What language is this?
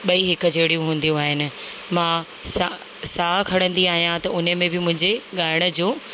Sindhi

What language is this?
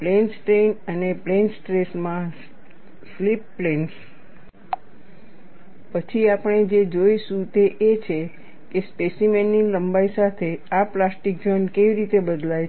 Gujarati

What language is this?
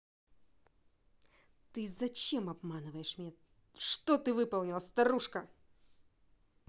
Russian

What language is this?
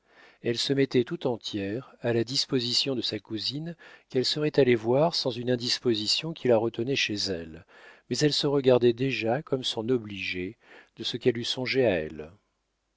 French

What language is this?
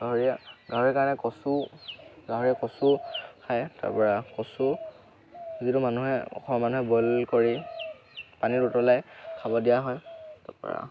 Assamese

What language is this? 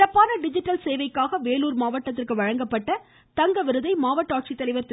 Tamil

